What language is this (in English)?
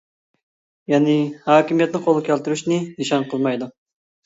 Uyghur